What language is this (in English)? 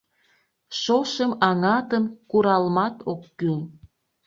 Mari